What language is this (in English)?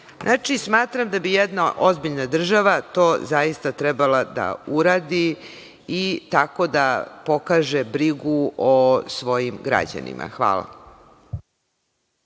Serbian